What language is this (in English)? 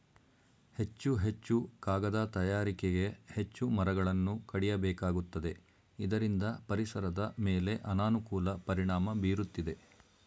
Kannada